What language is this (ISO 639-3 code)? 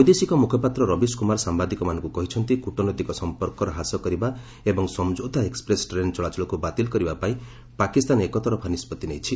ori